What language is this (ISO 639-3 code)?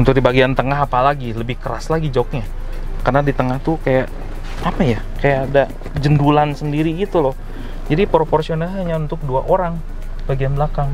ind